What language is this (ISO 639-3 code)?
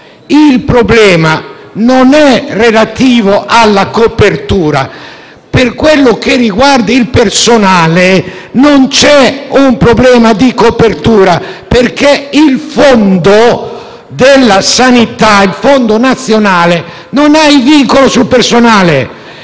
ita